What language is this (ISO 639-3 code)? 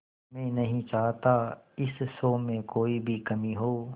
hin